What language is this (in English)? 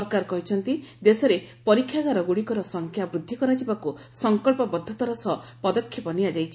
Odia